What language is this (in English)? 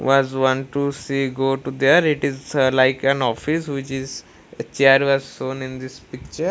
English